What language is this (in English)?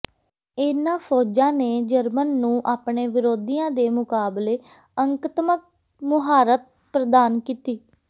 Punjabi